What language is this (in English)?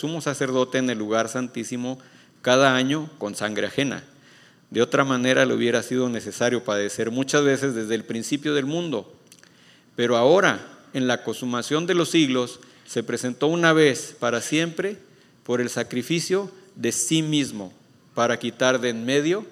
Spanish